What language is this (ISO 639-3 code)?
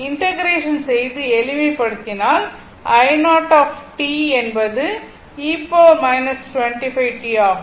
tam